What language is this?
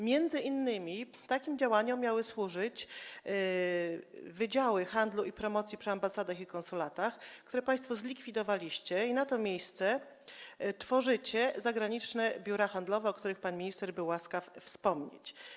Polish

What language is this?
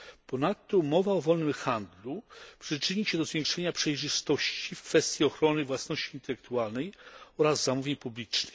Polish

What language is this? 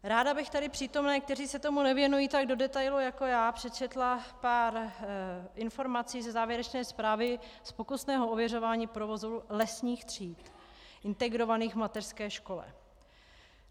Czech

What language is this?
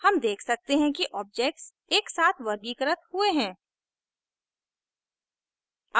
Hindi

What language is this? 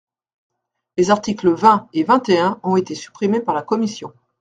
French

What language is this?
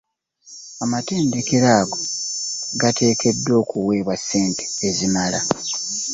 Ganda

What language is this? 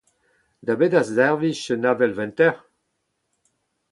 Breton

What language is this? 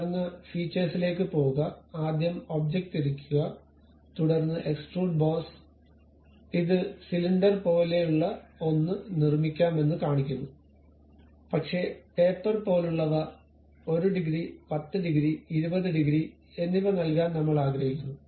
Malayalam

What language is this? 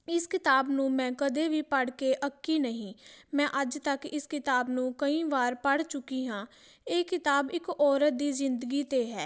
Punjabi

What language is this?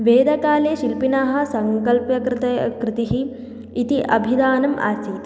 Sanskrit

